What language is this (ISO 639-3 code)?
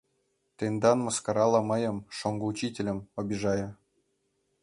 chm